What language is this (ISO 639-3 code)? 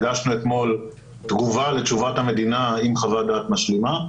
heb